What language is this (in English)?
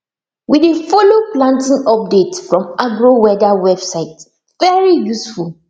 Nigerian Pidgin